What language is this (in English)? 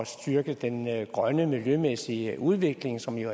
Danish